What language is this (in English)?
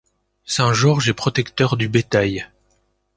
French